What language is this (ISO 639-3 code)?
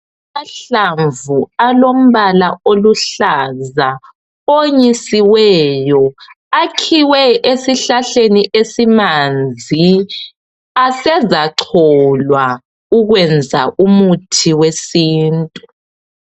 nde